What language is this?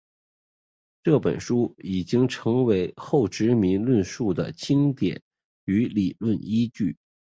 Chinese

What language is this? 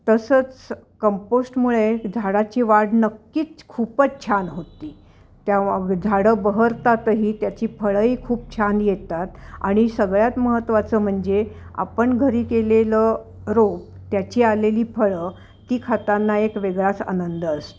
Marathi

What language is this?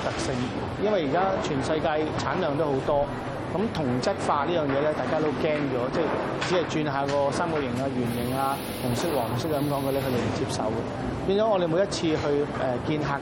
Chinese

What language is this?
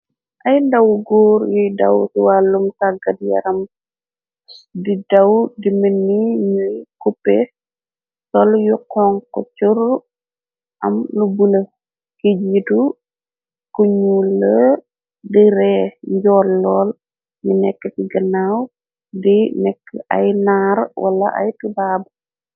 Wolof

